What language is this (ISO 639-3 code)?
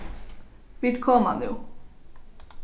fao